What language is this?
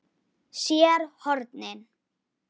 Icelandic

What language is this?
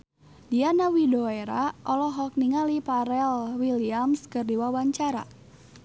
Sundanese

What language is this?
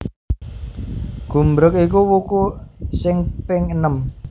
Javanese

